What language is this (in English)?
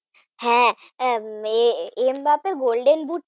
Bangla